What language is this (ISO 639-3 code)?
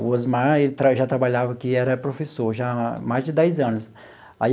por